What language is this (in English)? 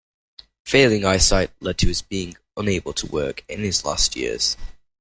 English